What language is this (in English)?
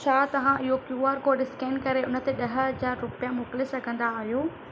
Sindhi